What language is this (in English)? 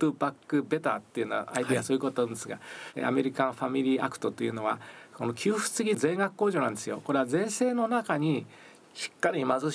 Japanese